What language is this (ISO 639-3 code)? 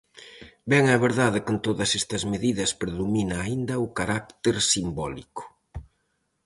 glg